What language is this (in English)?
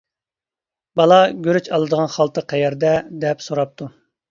Uyghur